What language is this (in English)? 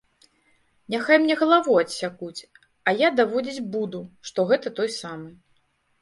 Belarusian